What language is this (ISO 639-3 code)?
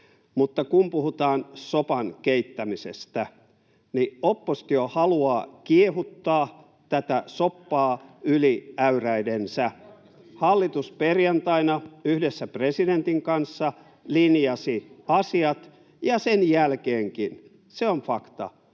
fin